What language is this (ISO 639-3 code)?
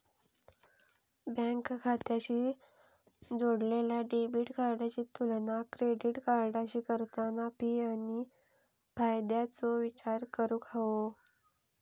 mar